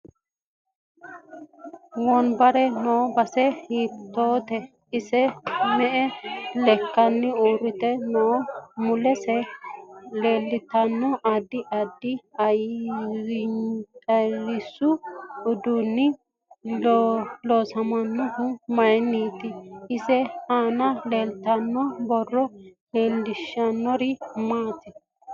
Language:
Sidamo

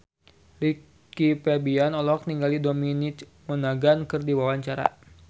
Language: Sundanese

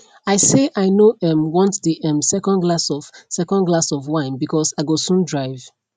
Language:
Nigerian Pidgin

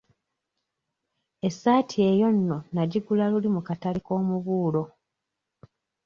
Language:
Ganda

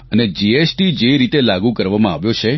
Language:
Gujarati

